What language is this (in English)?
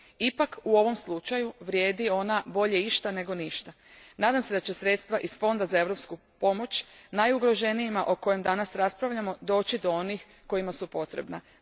Croatian